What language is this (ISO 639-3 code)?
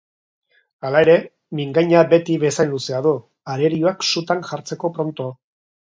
eus